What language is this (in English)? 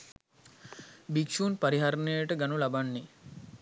Sinhala